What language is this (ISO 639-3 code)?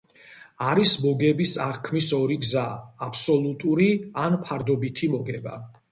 kat